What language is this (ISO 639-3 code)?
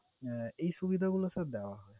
ben